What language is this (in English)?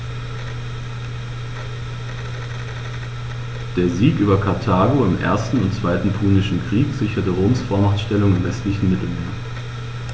German